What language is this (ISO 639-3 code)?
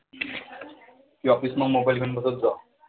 mar